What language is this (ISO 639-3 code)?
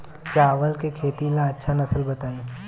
bho